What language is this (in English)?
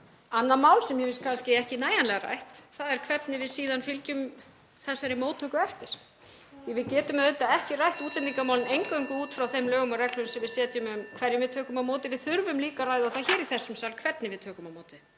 Icelandic